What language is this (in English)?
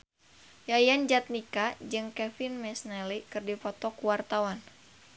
Sundanese